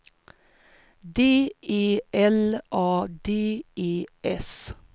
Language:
Swedish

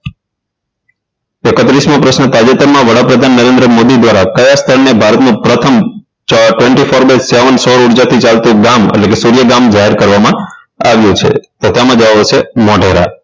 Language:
Gujarati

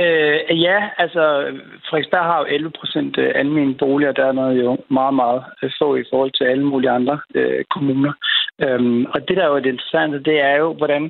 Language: Danish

